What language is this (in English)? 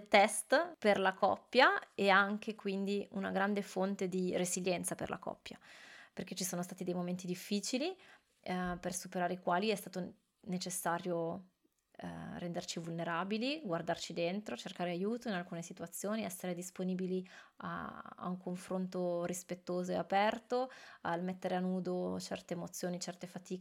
Italian